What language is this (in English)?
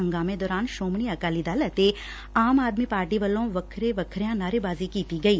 Punjabi